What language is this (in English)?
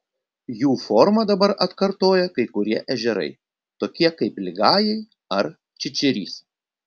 Lithuanian